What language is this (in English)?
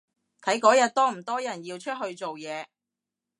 Cantonese